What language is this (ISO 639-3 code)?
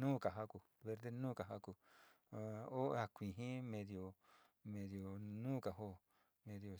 xti